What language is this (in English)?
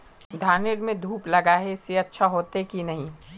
Magahi